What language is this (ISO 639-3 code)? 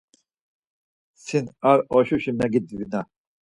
lzz